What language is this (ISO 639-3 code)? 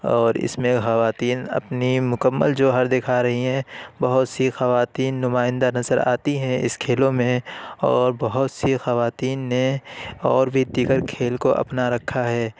urd